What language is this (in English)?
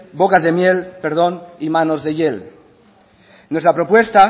Spanish